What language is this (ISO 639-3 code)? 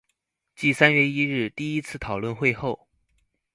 zho